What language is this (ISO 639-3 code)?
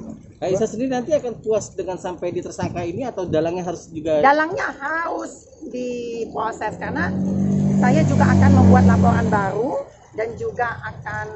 ind